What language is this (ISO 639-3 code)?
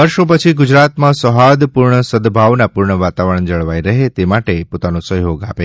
guj